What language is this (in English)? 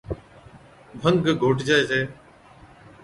Od